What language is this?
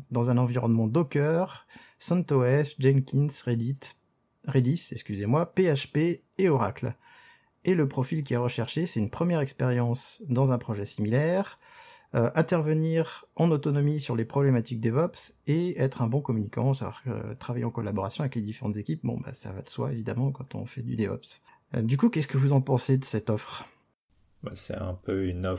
French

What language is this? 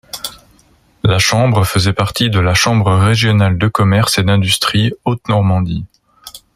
French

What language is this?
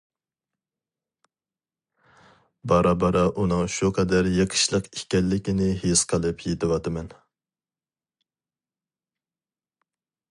Uyghur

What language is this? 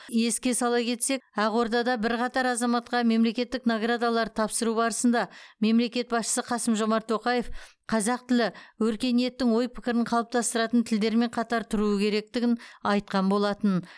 Kazakh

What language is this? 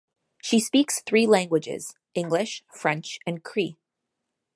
English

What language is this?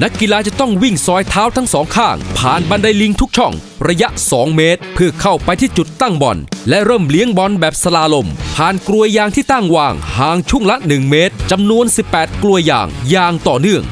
Thai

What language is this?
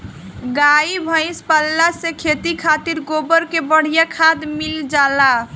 Bhojpuri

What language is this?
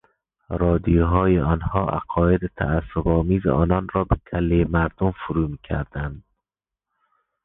Persian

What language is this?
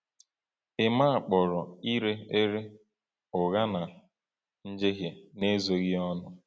Igbo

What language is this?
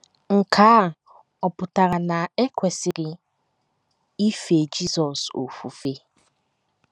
Igbo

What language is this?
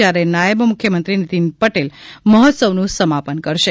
Gujarati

